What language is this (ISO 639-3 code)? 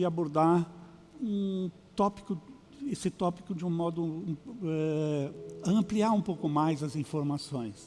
por